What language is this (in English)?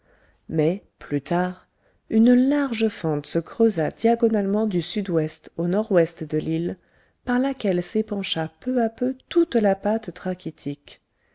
French